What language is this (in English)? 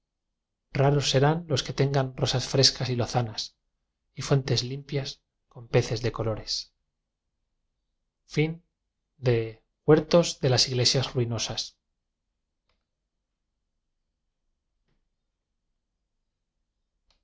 Spanish